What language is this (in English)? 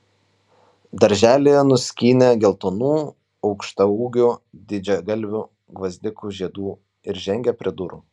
Lithuanian